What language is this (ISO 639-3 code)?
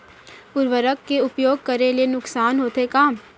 hne